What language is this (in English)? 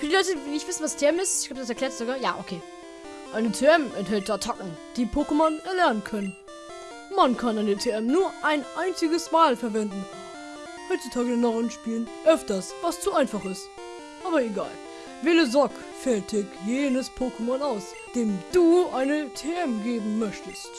German